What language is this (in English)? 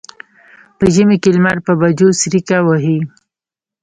Pashto